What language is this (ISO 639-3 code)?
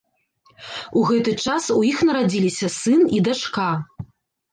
bel